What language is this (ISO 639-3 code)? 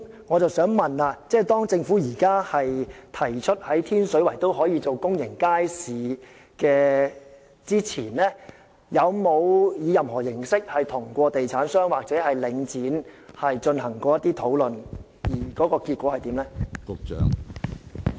yue